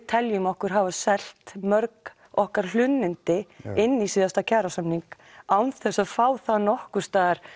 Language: Icelandic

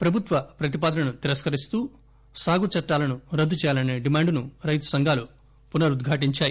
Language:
Telugu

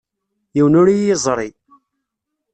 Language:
Kabyle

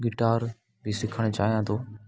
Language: Sindhi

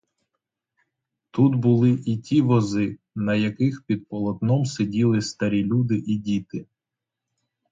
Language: Ukrainian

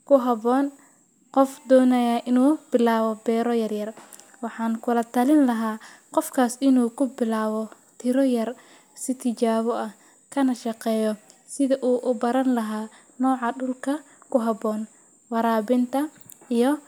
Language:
Somali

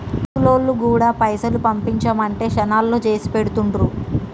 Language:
Telugu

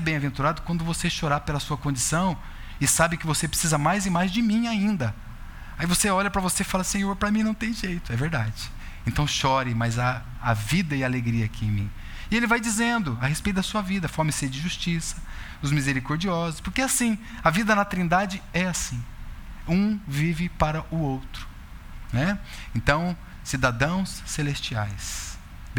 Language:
Portuguese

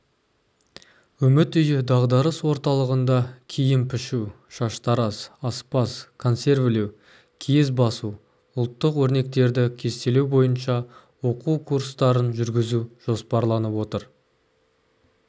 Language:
Kazakh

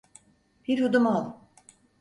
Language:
Turkish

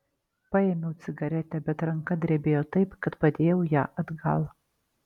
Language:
Lithuanian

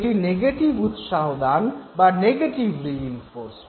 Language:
Bangla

